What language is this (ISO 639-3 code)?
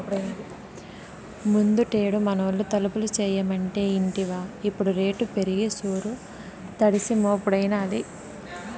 tel